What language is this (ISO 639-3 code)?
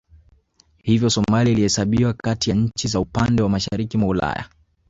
swa